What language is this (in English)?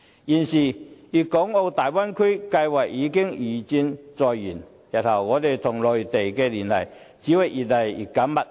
Cantonese